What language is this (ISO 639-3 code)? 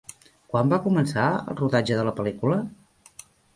cat